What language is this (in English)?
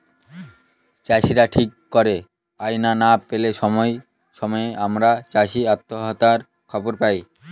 Bangla